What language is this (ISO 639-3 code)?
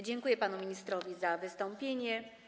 pol